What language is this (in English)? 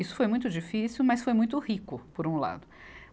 Portuguese